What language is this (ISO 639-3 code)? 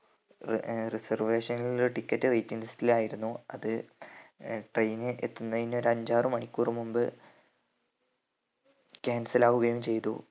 mal